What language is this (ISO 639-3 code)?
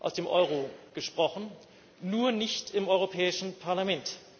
deu